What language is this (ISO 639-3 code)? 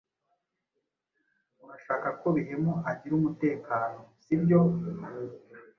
kin